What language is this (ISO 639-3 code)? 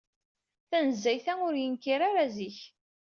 kab